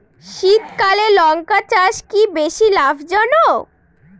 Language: Bangla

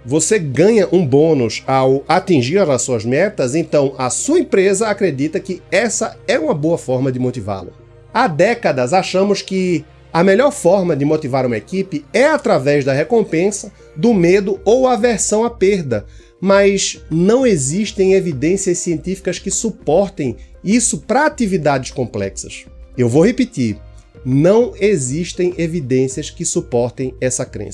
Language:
Portuguese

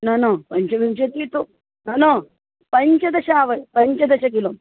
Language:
Sanskrit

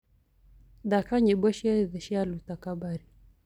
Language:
Kikuyu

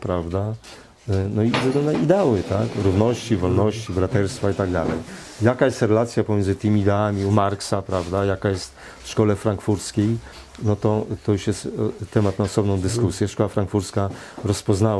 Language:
Polish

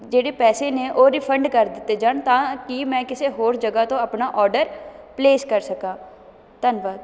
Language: Punjabi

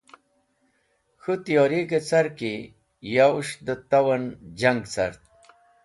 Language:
Wakhi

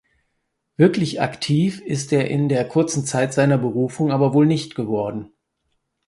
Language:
German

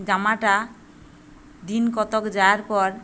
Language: Bangla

